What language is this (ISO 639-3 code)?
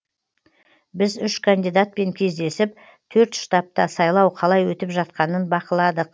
kaz